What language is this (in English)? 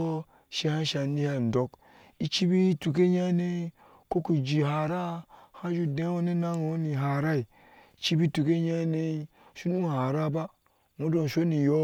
Ashe